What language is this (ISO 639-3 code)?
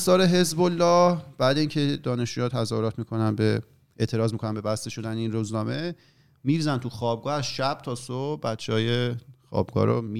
fas